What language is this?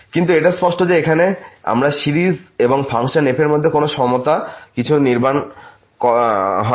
Bangla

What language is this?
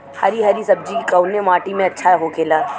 Bhojpuri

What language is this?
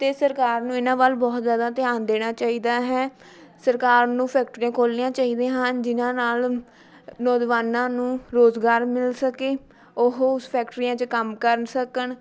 Punjabi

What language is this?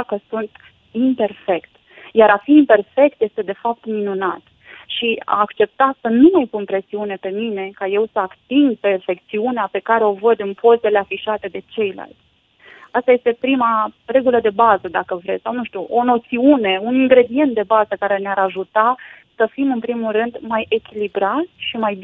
Romanian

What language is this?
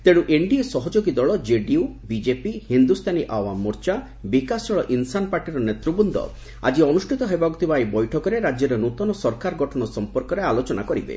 Odia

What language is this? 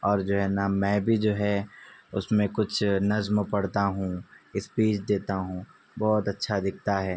Urdu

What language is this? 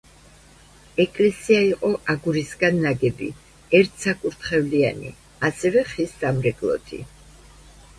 Georgian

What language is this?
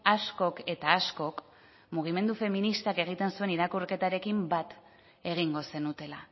Basque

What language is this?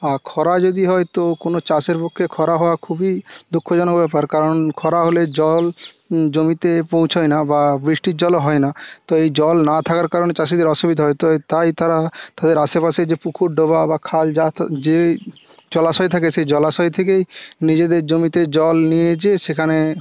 Bangla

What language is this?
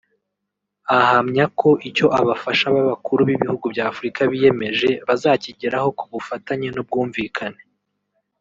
Kinyarwanda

